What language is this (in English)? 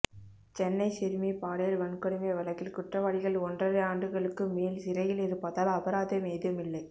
Tamil